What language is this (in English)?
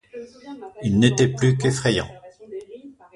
French